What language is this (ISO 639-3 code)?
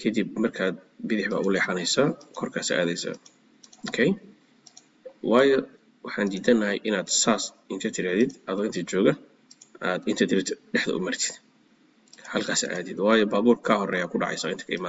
ara